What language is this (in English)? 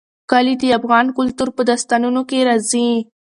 Pashto